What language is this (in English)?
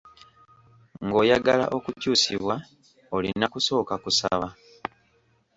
Ganda